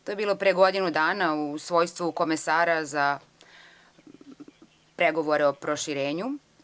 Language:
Serbian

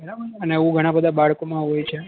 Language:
Gujarati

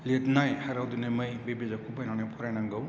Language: Bodo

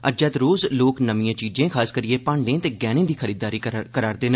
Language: Dogri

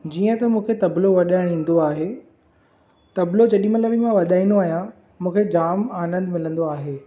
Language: Sindhi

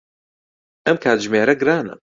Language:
Central Kurdish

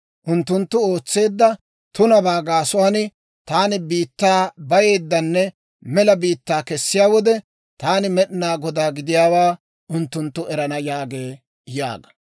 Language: Dawro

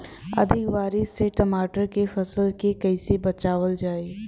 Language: Bhojpuri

